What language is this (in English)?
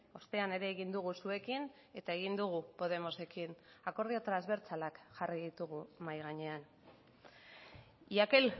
Basque